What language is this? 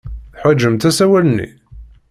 Kabyle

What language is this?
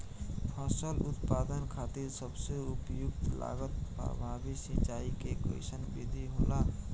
Bhojpuri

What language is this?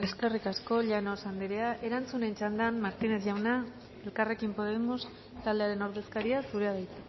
Basque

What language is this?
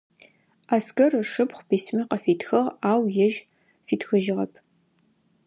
Adyghe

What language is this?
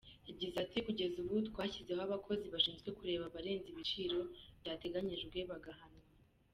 Kinyarwanda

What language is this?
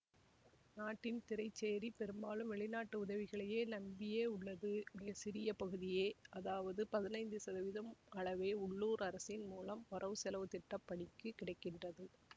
Tamil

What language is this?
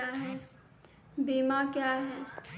Maithili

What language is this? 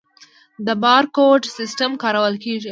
Pashto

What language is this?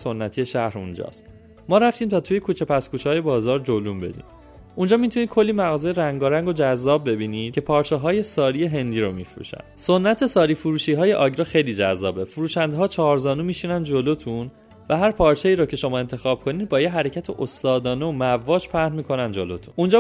Persian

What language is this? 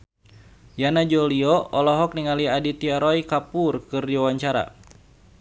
Sundanese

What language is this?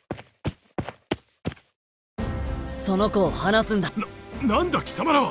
Japanese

